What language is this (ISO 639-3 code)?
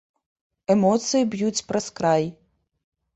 bel